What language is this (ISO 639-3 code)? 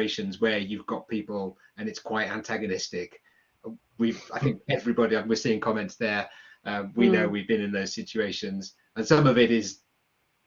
eng